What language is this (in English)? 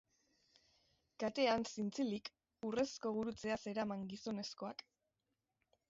Basque